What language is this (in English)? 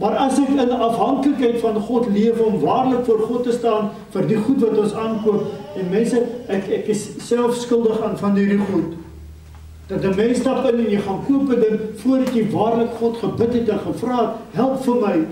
Dutch